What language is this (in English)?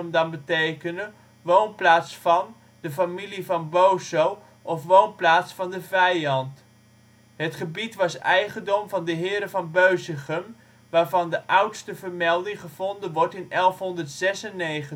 Dutch